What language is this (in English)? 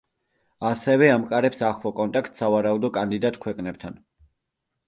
Georgian